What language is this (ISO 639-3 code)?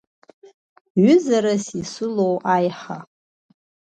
abk